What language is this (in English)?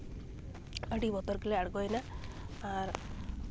Santali